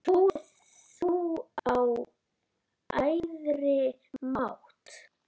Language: Icelandic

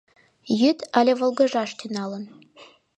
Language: Mari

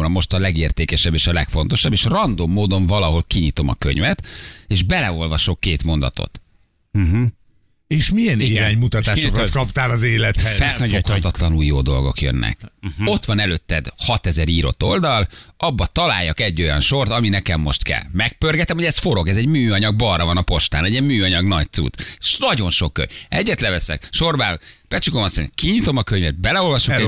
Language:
Hungarian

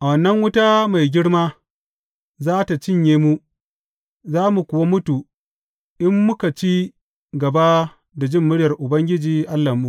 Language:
Hausa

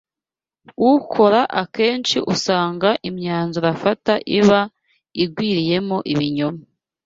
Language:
Kinyarwanda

